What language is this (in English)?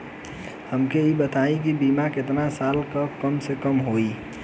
Bhojpuri